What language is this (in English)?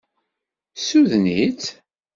Kabyle